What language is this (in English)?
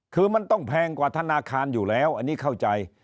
Thai